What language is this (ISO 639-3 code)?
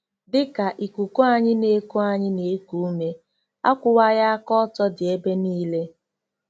ibo